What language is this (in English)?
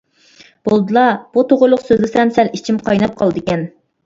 Uyghur